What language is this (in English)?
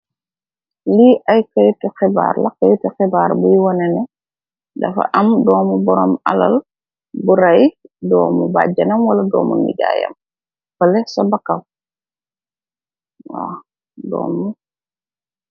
Wolof